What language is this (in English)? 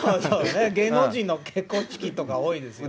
Japanese